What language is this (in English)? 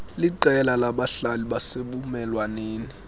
Xhosa